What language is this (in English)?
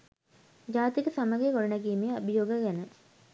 Sinhala